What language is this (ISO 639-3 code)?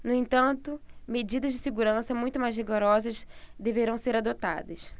por